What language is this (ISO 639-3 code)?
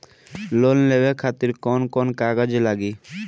bho